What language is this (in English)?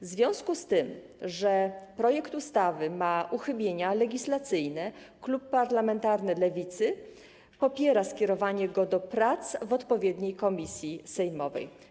Polish